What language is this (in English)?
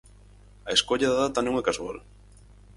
Galician